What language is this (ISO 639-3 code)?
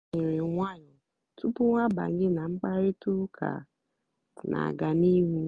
ibo